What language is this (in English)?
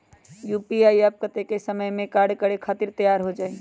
Magahi